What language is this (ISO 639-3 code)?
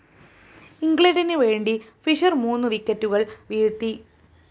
mal